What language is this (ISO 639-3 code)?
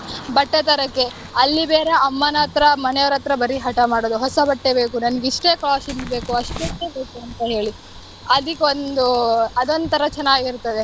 kan